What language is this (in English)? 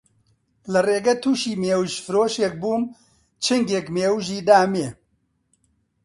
Central Kurdish